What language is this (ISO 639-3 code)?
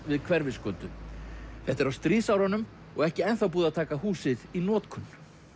isl